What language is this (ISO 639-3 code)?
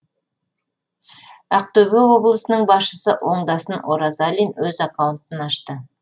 kaz